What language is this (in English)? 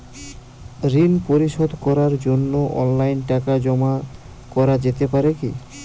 Bangla